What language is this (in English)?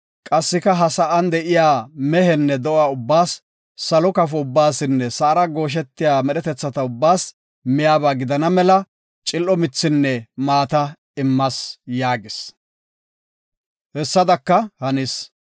Gofa